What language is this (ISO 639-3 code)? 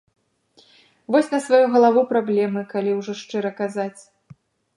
bel